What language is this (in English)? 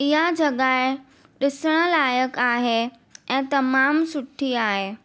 Sindhi